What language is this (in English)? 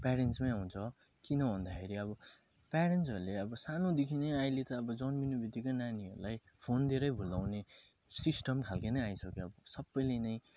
Nepali